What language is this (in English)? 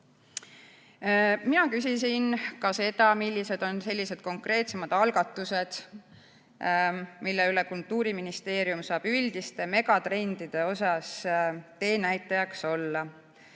Estonian